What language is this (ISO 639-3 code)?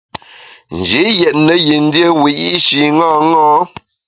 bax